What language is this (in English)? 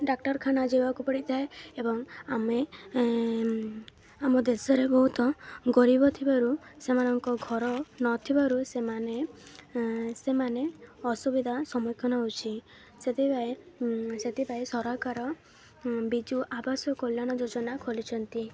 Odia